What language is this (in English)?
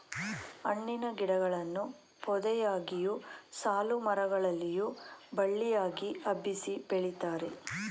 Kannada